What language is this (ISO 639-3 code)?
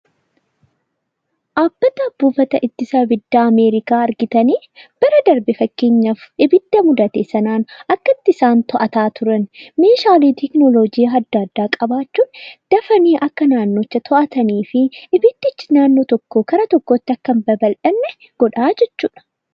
orm